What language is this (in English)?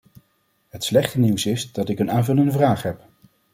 Dutch